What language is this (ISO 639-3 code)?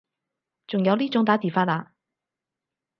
yue